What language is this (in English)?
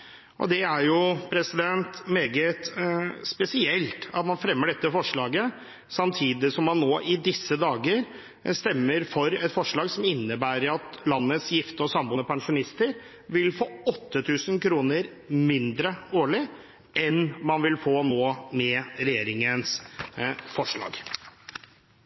Norwegian Bokmål